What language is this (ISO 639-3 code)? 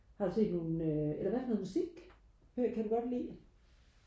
dan